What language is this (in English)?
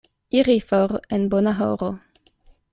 Esperanto